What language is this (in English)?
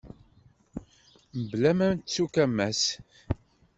Kabyle